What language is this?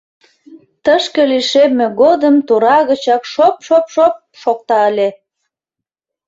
Mari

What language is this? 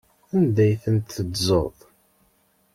Kabyle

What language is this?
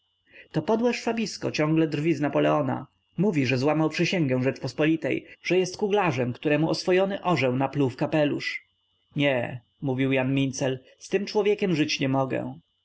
Polish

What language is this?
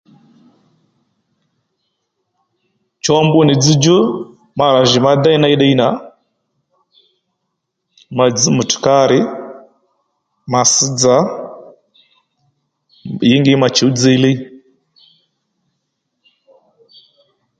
Lendu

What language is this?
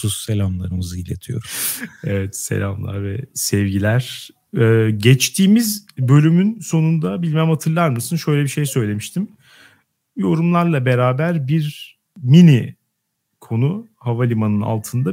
Turkish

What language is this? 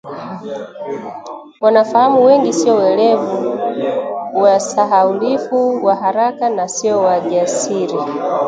Swahili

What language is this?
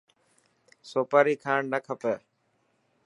Dhatki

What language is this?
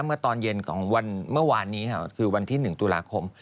Thai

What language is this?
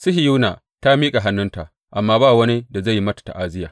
Hausa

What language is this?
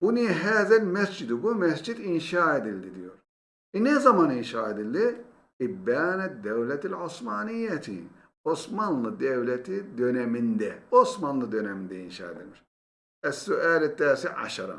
Turkish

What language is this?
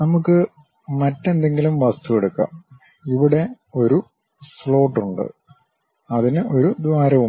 Malayalam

